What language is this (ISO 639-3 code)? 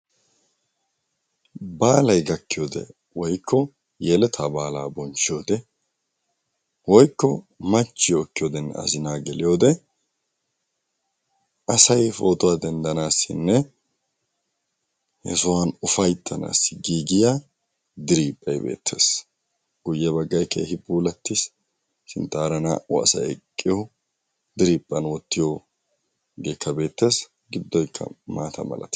wal